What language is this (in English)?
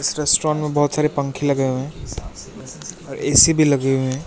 Hindi